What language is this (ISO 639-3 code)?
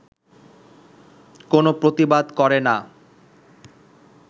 ben